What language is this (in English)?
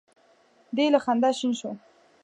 Pashto